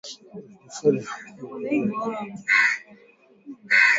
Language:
Swahili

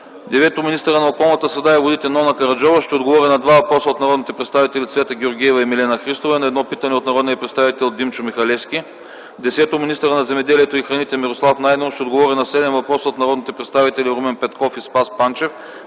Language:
Bulgarian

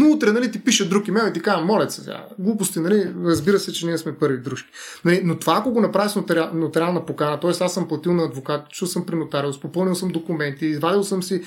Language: Bulgarian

